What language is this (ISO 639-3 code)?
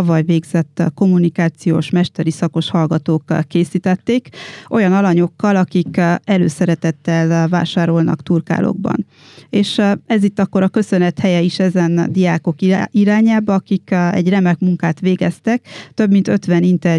hun